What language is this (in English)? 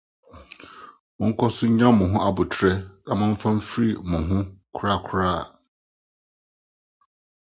Akan